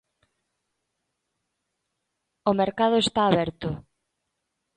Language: Galician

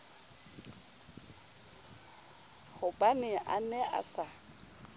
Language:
Southern Sotho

